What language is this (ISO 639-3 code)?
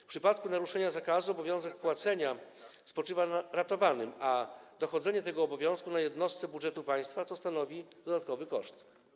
pol